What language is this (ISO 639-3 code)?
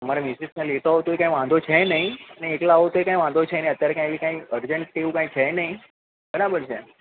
guj